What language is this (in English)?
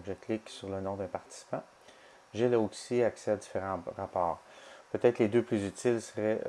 French